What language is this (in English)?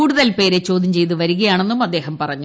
Malayalam